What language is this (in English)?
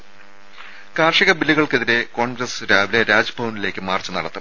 Malayalam